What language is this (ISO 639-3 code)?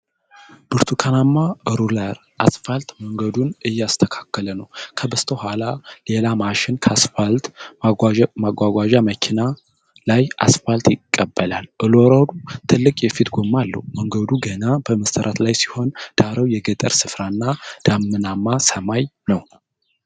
amh